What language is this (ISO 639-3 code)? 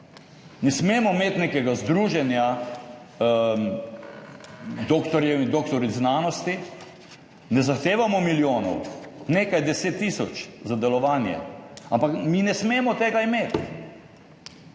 slv